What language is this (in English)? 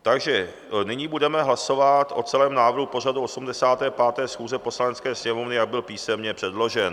Czech